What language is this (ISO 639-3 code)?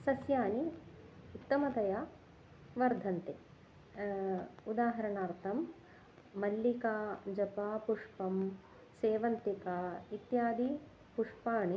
san